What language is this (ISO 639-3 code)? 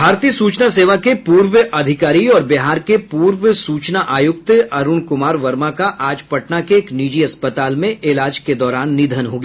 hin